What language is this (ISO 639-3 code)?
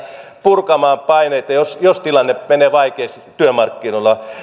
fin